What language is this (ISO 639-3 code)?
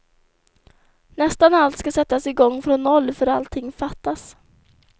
swe